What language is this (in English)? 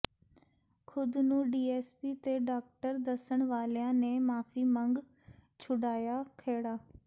Punjabi